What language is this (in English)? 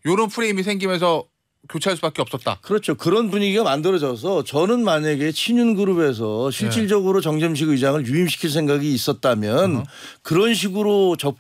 Korean